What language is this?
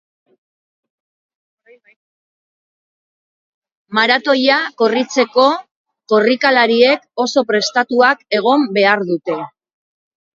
Basque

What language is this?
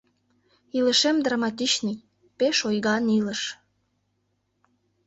Mari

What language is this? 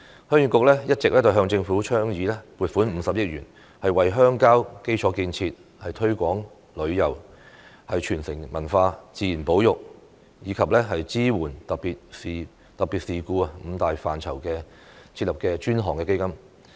Cantonese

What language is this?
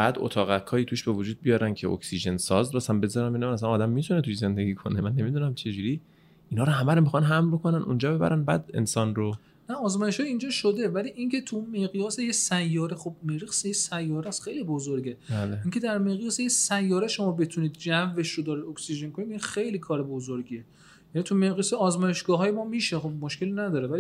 Persian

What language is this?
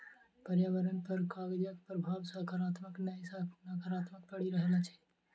Maithili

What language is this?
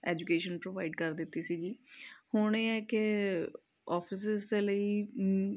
Punjabi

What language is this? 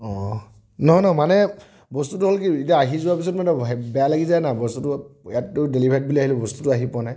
Assamese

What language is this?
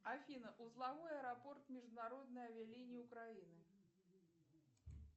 Russian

